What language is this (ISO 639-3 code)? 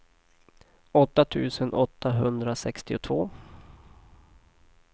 swe